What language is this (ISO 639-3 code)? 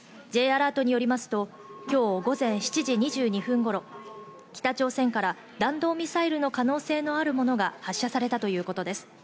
jpn